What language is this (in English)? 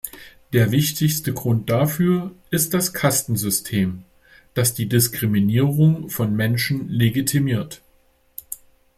German